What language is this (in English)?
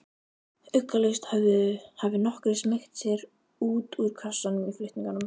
Icelandic